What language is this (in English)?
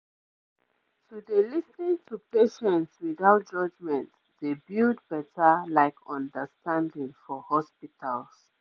Nigerian Pidgin